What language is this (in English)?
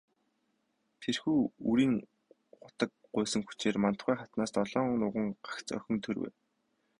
Mongolian